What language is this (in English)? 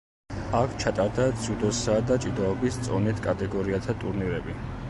Georgian